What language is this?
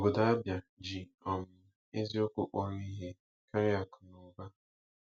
Igbo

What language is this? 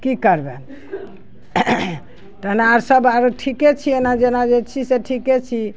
Maithili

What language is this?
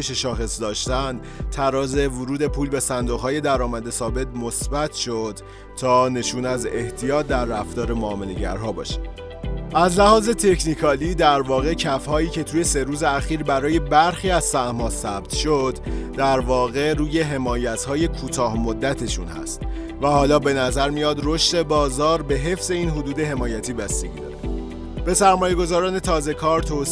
Persian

